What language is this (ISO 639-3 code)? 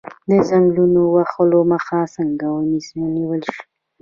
pus